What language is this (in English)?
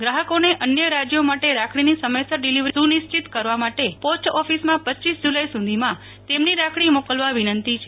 Gujarati